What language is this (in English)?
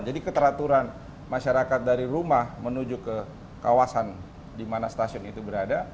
Indonesian